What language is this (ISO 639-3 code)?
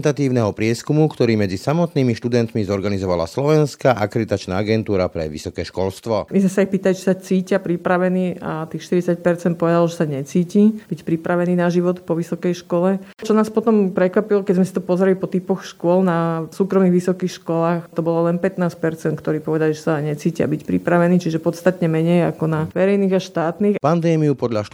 slk